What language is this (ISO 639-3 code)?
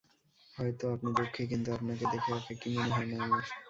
ben